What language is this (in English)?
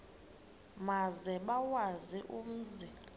Xhosa